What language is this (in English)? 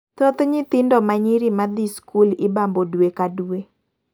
Luo (Kenya and Tanzania)